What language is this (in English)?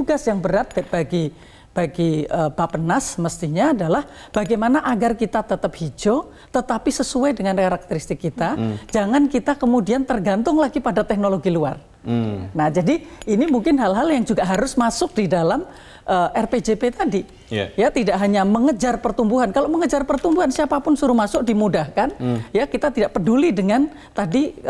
Indonesian